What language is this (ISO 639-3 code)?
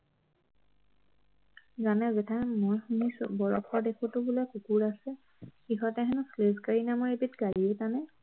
asm